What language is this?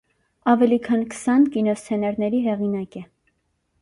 Armenian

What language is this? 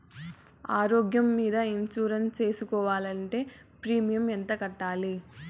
Telugu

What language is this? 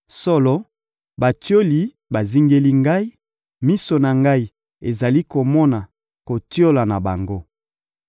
Lingala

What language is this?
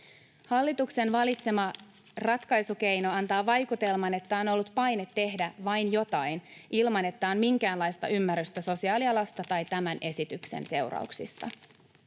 Finnish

